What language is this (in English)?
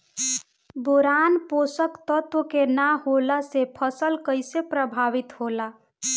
Bhojpuri